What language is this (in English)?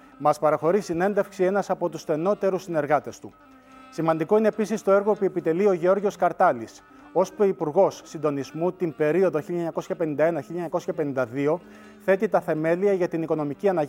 Greek